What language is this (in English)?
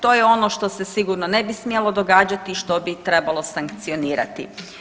Croatian